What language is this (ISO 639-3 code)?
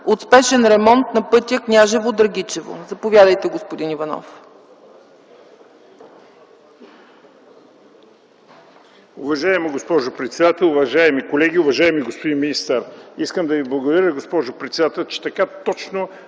bul